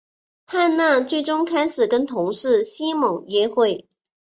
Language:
Chinese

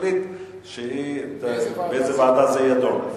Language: Hebrew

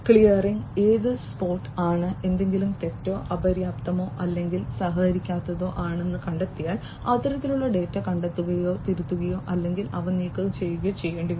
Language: Malayalam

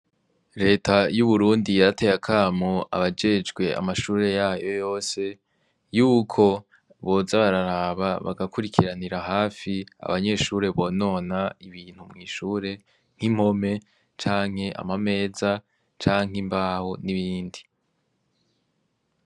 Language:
Rundi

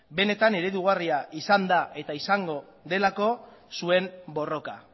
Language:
Basque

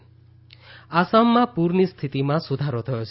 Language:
Gujarati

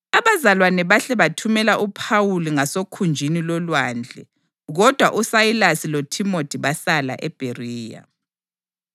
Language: North Ndebele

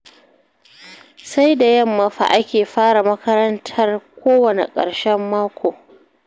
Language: Hausa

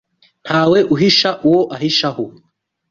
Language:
Kinyarwanda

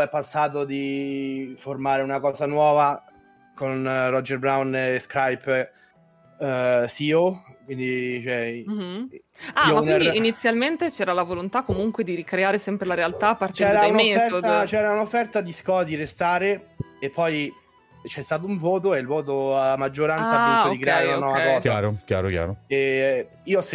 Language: Italian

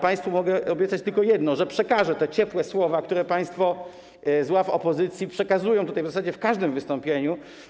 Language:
Polish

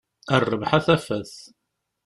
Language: Kabyle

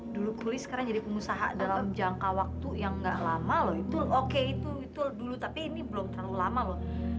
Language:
Indonesian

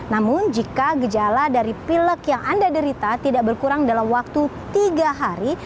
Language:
Indonesian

